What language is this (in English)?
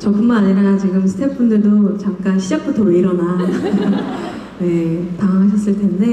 Korean